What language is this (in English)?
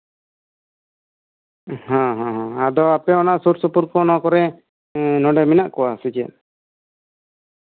Santali